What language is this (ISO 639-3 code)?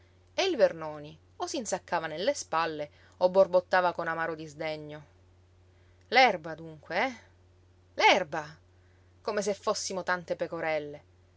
ita